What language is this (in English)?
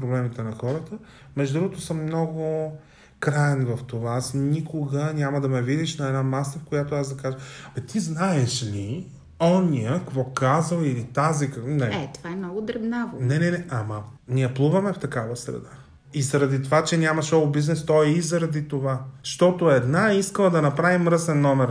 Bulgarian